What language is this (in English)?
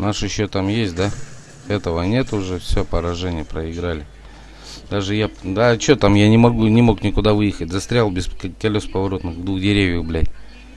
Russian